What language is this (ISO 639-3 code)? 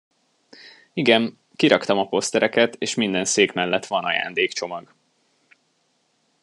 hun